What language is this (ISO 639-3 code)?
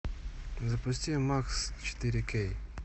rus